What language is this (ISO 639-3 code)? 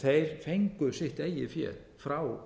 isl